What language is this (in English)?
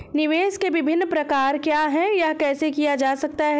Hindi